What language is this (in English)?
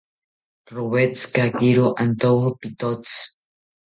South Ucayali Ashéninka